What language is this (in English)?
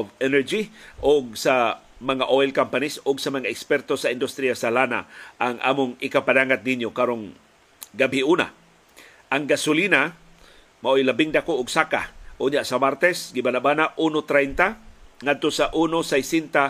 Filipino